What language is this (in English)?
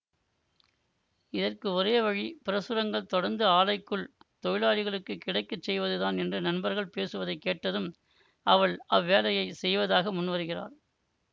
Tamil